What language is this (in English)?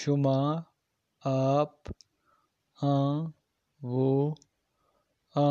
Urdu